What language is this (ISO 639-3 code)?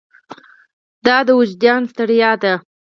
pus